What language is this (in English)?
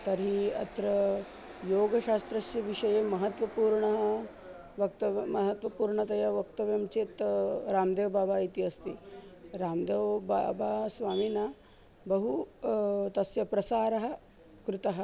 Sanskrit